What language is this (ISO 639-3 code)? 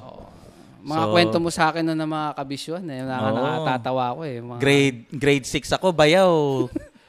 fil